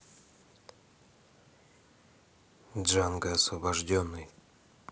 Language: Russian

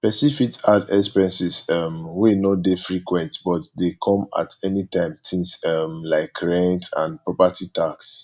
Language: Nigerian Pidgin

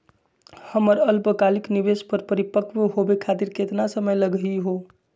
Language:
Magahi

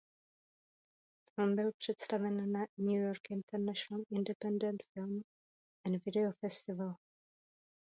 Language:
Czech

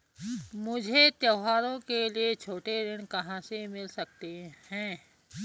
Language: Hindi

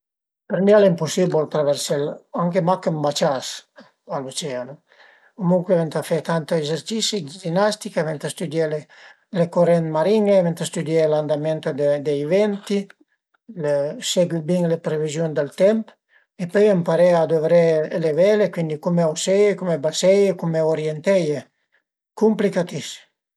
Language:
Piedmontese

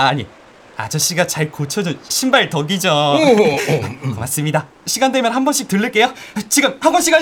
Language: Korean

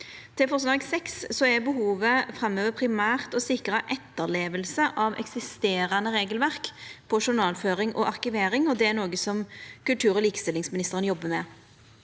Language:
Norwegian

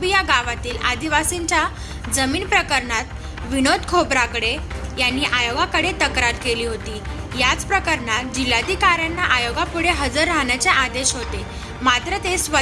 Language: Marathi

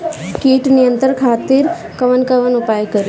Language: Bhojpuri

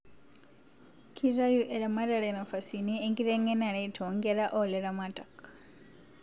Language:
Masai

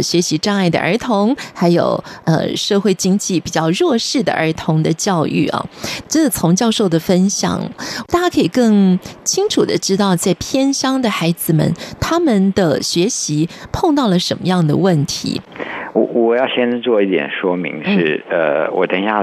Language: Chinese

